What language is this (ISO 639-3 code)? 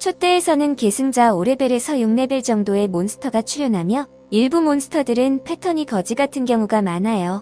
kor